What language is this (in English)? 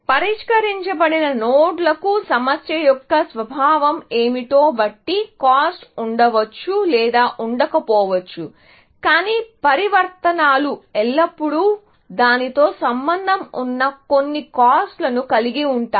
Telugu